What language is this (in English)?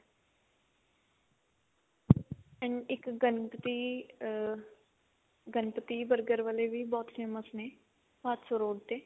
Punjabi